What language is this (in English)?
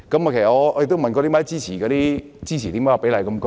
Cantonese